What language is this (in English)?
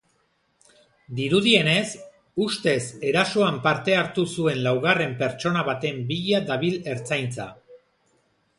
Basque